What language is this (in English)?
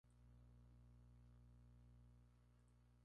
Spanish